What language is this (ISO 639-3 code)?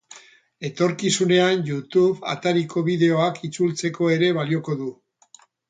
eus